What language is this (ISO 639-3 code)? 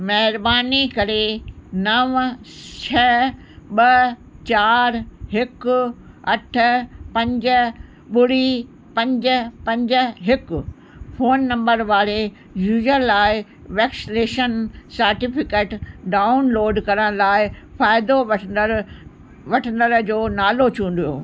snd